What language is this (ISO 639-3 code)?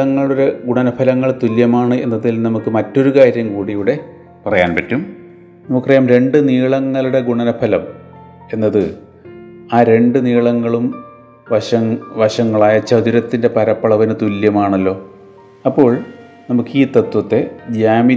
mal